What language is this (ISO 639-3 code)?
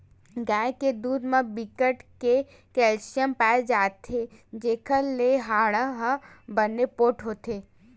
hne